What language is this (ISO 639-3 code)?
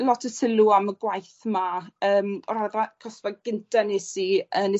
cym